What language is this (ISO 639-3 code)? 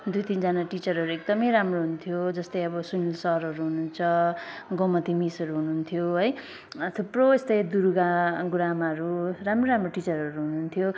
nep